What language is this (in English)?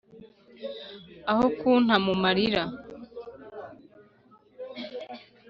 Kinyarwanda